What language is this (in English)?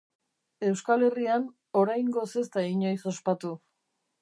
Basque